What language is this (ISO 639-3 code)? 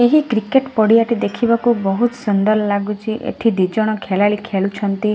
ori